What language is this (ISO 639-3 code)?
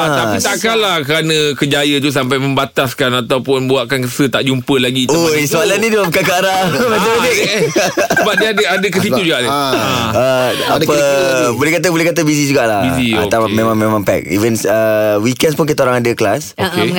msa